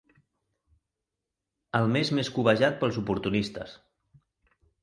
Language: Catalan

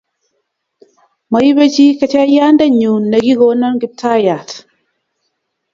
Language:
Kalenjin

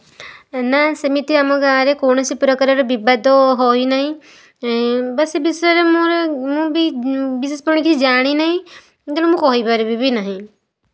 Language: Odia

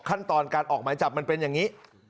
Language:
Thai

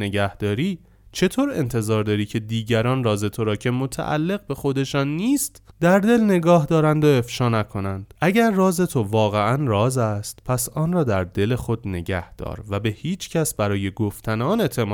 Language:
Persian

